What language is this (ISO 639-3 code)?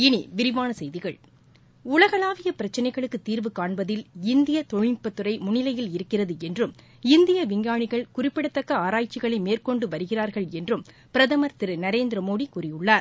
tam